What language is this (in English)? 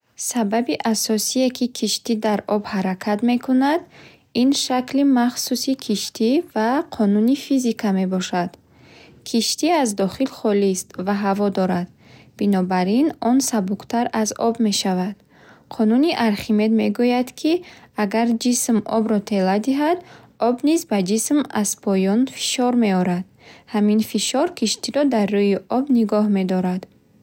Bukharic